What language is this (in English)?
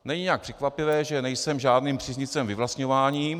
Czech